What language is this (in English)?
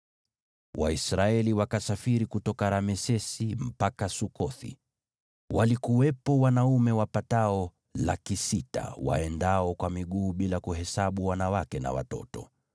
Swahili